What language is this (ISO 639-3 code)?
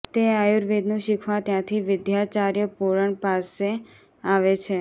guj